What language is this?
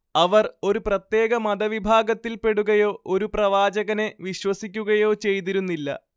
Malayalam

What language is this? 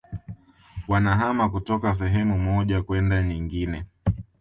Swahili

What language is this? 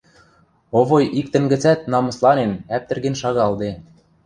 Western Mari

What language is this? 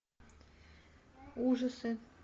Russian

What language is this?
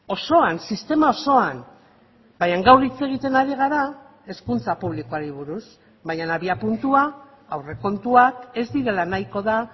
Basque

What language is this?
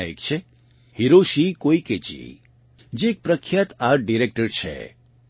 Gujarati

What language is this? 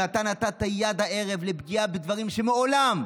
Hebrew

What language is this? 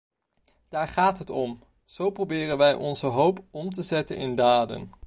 Dutch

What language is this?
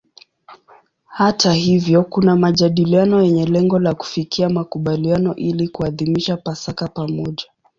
Swahili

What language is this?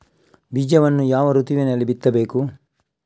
Kannada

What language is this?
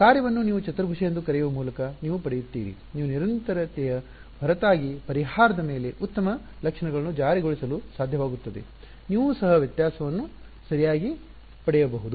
Kannada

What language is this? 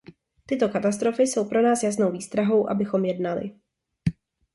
Czech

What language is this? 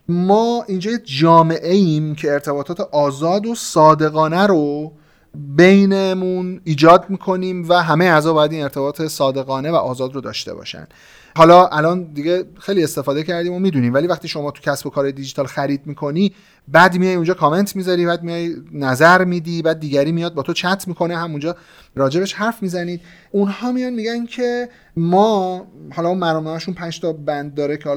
Persian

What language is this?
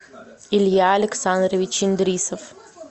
Russian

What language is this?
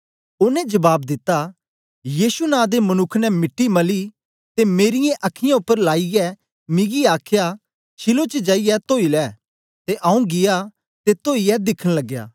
Dogri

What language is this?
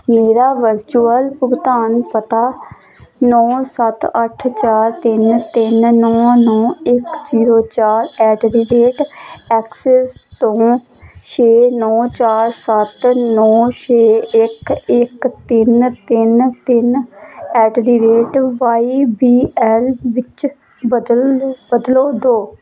Punjabi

